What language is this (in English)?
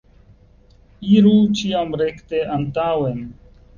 Esperanto